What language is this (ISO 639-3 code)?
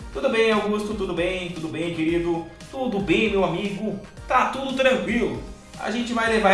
por